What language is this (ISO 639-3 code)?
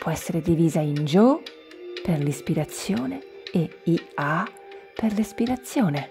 ita